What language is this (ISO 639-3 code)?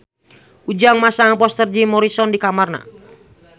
sun